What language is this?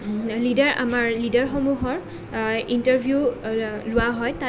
Assamese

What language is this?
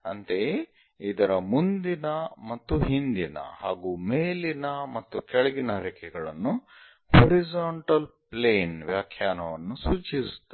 Kannada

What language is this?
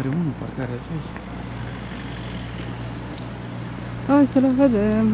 Romanian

